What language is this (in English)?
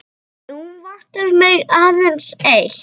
Icelandic